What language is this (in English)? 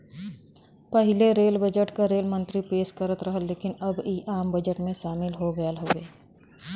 Bhojpuri